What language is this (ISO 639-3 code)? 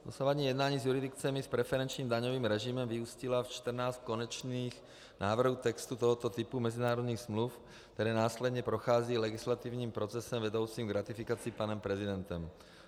ces